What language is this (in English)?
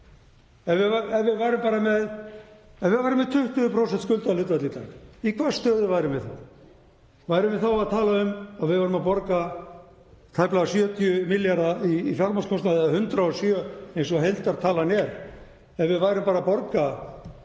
Icelandic